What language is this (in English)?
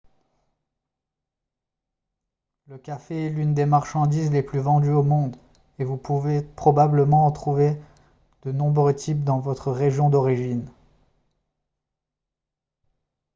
French